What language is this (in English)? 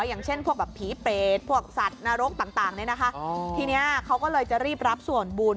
Thai